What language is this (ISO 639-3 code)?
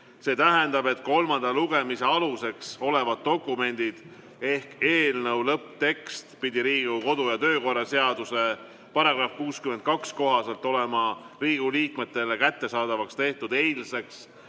est